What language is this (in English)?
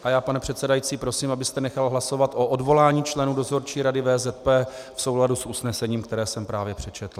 Czech